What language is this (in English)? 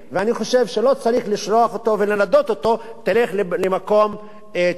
Hebrew